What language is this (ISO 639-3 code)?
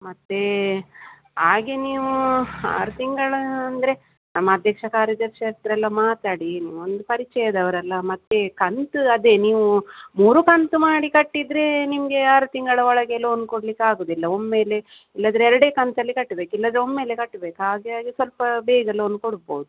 kan